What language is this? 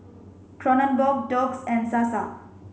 English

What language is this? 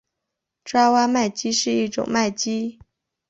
Chinese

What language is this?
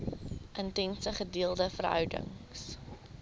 Afrikaans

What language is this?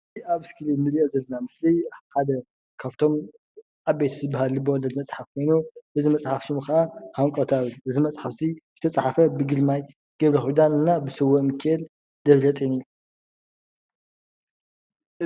Tigrinya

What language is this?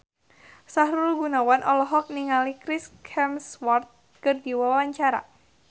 Sundanese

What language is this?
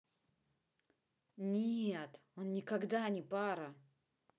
Russian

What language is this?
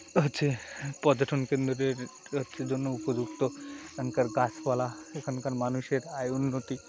Bangla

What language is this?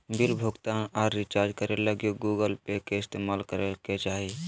Magahi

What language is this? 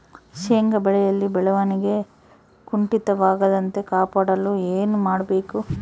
Kannada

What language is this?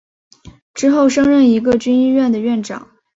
Chinese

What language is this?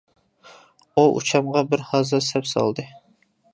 Uyghur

